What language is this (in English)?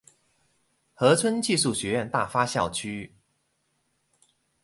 Chinese